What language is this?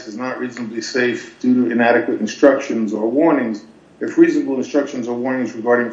English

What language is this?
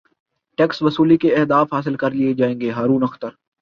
Urdu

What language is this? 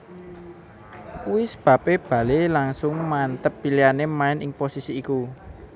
Javanese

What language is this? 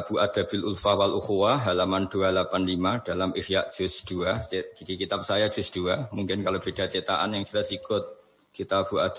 Indonesian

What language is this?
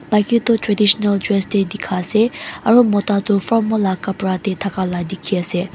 Naga Pidgin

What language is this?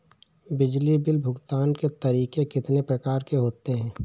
Hindi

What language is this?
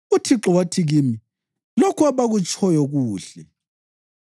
North Ndebele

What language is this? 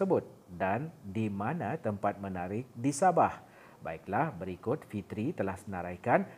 Malay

